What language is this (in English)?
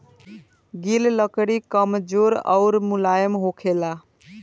Bhojpuri